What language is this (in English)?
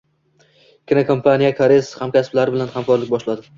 Uzbek